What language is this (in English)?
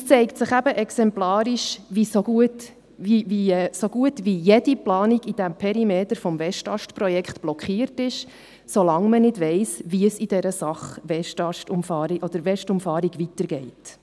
Swiss German